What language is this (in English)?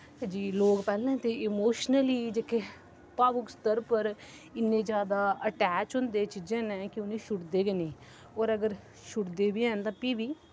Dogri